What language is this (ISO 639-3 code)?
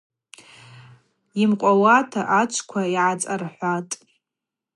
abq